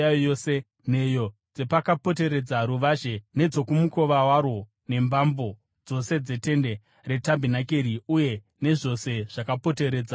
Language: Shona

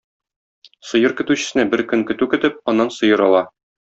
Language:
Tatar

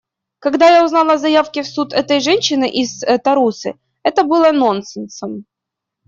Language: Russian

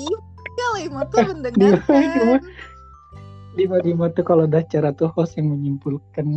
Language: Indonesian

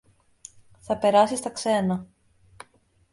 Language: Greek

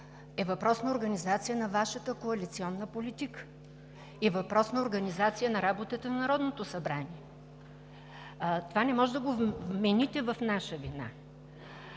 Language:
Bulgarian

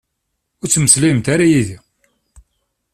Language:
Kabyle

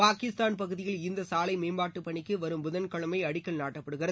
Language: Tamil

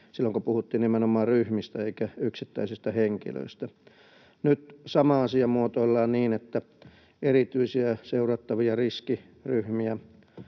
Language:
Finnish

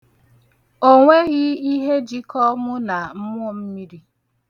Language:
Igbo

